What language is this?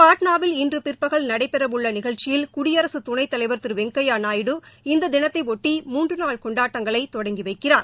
Tamil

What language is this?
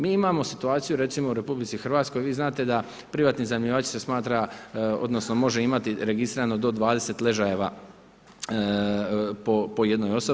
Croatian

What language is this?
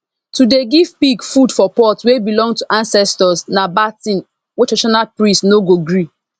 Nigerian Pidgin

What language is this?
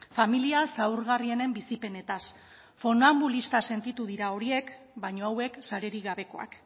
Basque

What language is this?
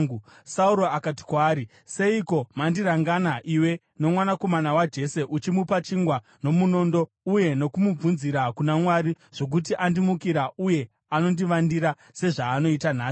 Shona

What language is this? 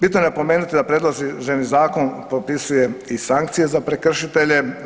Croatian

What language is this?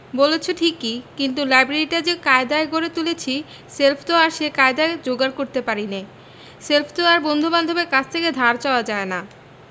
Bangla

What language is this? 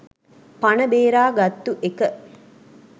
Sinhala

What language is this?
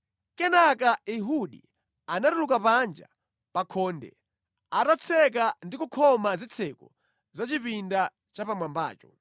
Nyanja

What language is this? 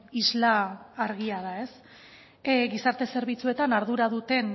Basque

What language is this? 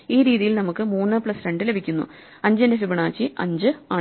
Malayalam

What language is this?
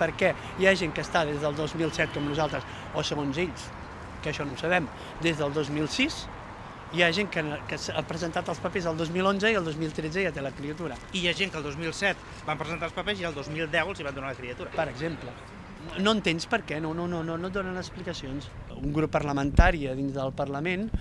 Spanish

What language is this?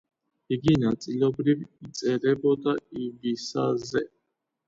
Georgian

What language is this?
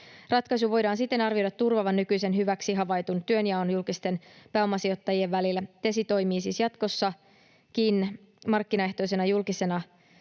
Finnish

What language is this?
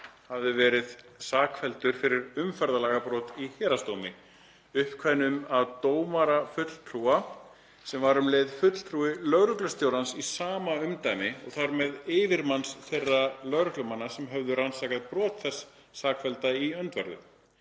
Icelandic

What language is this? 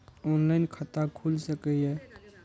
Maithili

